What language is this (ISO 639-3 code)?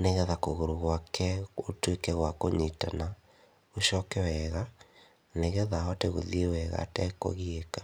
kik